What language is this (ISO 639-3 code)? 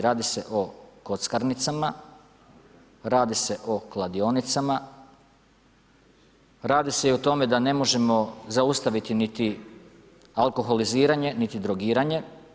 hrv